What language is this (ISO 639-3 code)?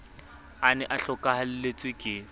sot